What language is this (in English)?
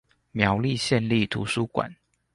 Chinese